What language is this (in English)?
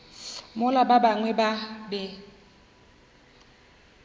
Northern Sotho